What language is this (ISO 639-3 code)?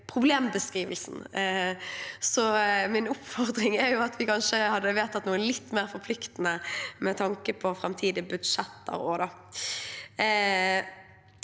nor